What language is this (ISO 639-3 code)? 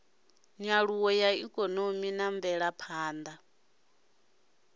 ven